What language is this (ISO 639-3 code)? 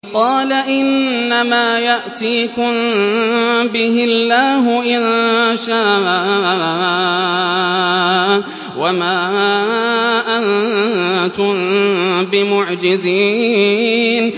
ara